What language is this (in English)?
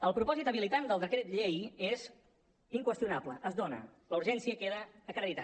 Catalan